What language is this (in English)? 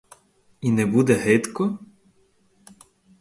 Ukrainian